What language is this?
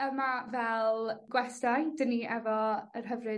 Welsh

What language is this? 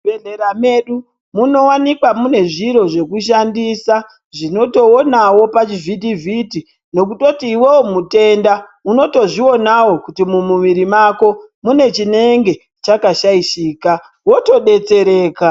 Ndau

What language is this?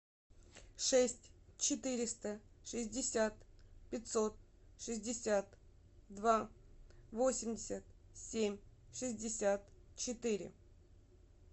Russian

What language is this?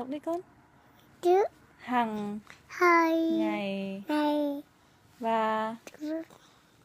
Vietnamese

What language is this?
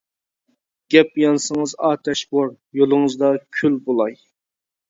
Uyghur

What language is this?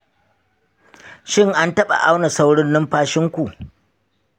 Hausa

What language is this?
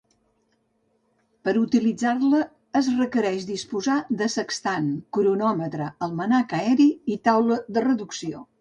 Catalan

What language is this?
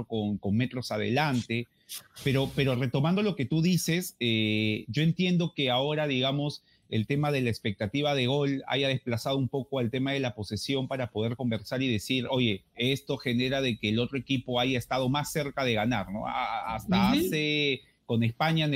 Spanish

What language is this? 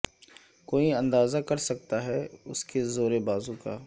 Urdu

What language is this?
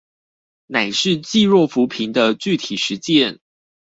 Chinese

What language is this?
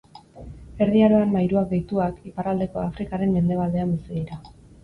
Basque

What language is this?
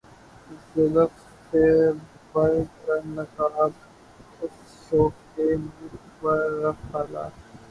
Urdu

